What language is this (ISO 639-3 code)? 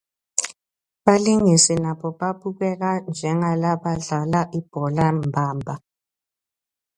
ssw